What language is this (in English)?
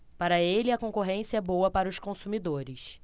Portuguese